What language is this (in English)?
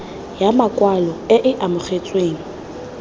Tswana